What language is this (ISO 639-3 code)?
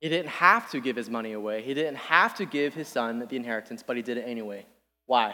eng